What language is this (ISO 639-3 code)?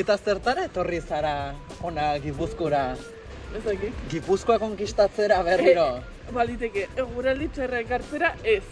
eus